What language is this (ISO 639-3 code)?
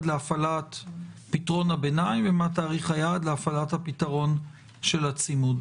heb